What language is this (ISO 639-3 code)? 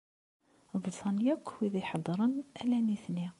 kab